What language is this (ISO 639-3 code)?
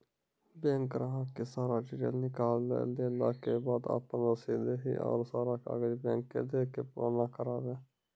mai